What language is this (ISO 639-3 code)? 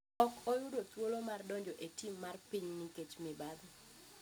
luo